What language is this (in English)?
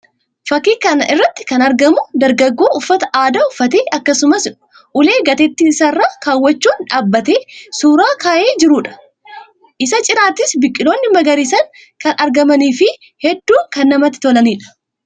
Oromo